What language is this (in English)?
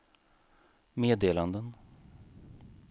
Swedish